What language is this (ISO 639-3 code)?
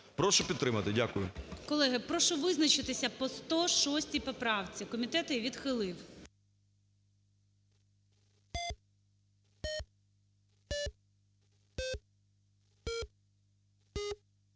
ukr